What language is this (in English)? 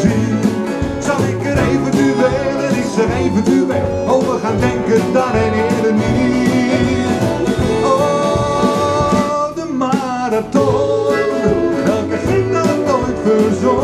Dutch